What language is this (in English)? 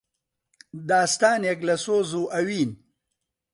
Central Kurdish